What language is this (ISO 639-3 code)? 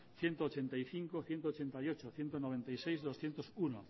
spa